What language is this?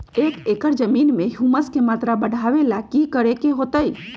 Magahi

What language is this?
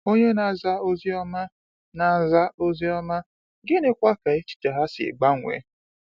Igbo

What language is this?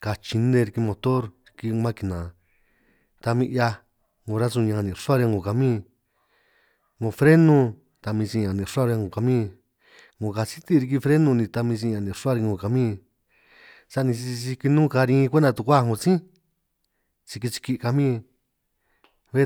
San Martín Itunyoso Triqui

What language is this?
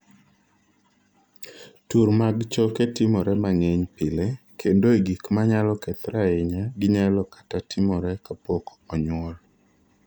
Luo (Kenya and Tanzania)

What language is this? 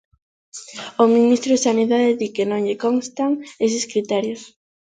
Galician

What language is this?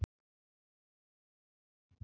Icelandic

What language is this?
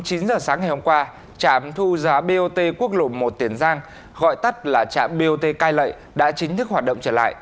Vietnamese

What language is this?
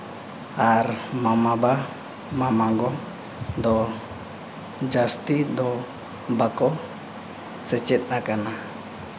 Santali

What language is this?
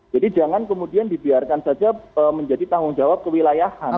Indonesian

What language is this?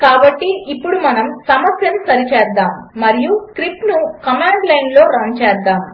Telugu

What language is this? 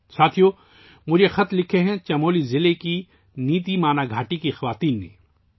Urdu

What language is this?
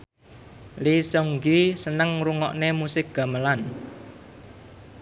Javanese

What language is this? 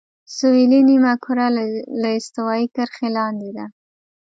Pashto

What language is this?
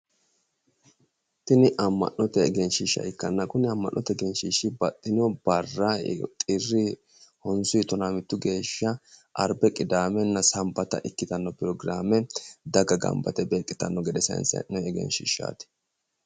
Sidamo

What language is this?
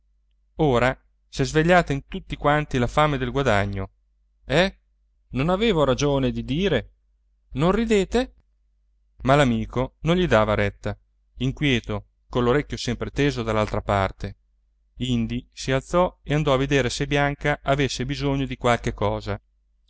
Italian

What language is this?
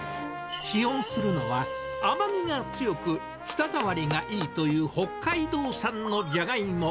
Japanese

